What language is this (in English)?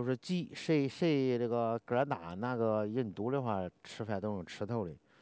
Chinese